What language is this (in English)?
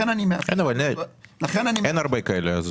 Hebrew